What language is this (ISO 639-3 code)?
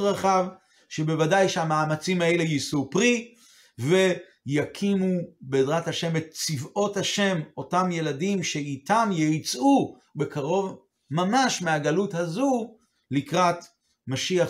heb